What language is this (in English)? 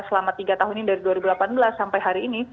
Indonesian